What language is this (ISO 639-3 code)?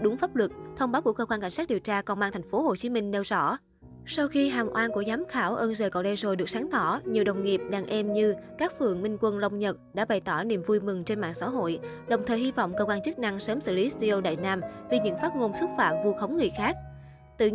vie